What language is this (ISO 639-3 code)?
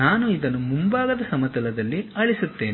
kan